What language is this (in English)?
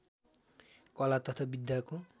Nepali